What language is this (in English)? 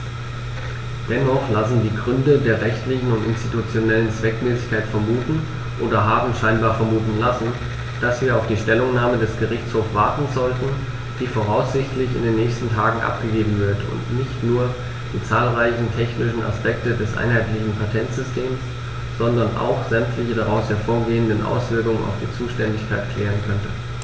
German